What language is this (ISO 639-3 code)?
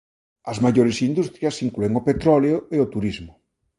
glg